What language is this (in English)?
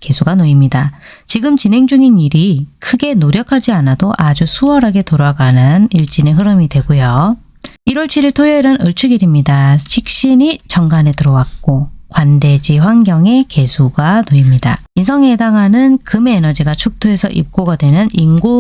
Korean